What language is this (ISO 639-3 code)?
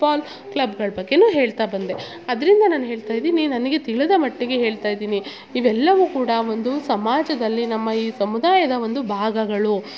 kan